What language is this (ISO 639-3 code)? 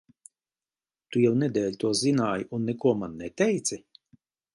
lav